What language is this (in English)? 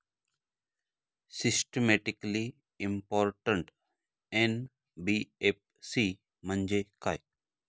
Marathi